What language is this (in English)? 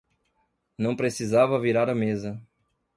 Portuguese